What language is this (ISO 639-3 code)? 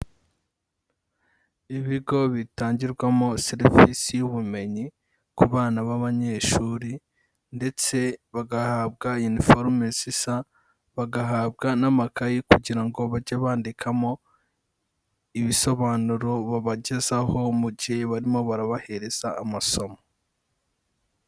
kin